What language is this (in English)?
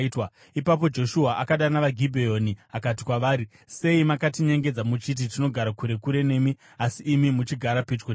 Shona